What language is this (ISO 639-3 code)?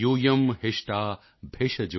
pan